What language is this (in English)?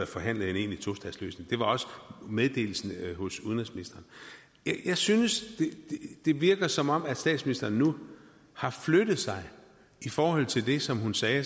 Danish